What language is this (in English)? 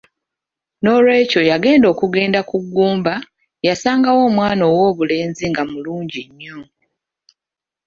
Ganda